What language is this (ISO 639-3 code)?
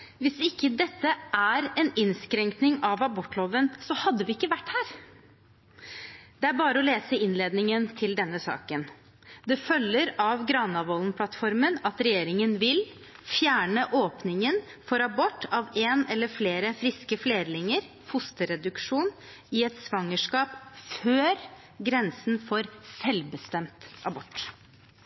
nob